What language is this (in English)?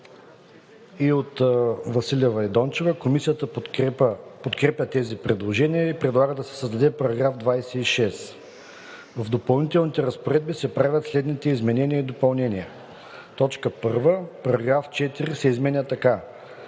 Bulgarian